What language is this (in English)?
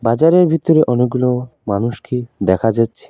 Bangla